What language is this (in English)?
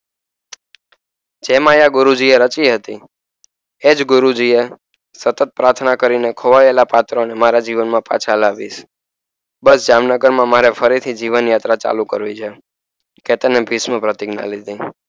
Gujarati